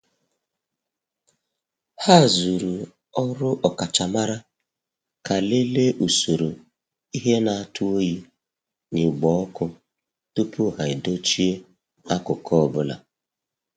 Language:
Igbo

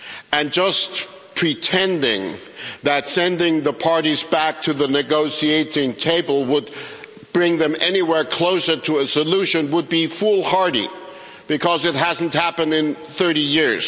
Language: English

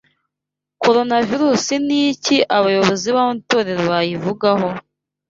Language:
Kinyarwanda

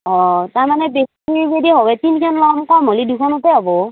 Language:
Assamese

